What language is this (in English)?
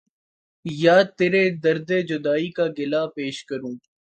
Urdu